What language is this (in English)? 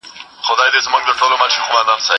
Pashto